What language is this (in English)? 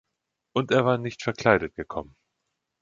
German